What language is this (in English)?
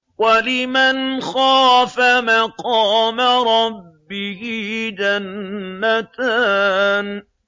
Arabic